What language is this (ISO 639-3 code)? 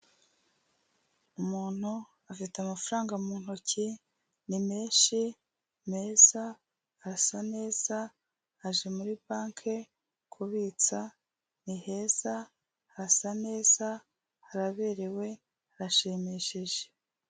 kin